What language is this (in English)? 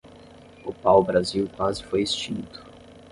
Portuguese